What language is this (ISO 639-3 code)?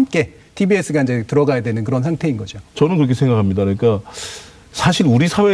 kor